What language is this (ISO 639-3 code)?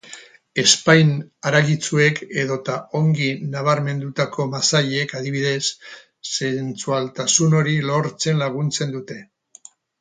eus